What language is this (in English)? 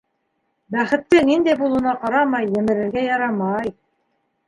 Bashkir